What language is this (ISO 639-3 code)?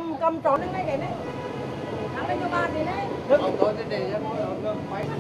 vie